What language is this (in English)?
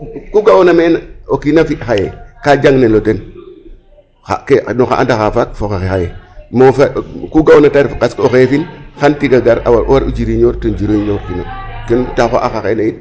Serer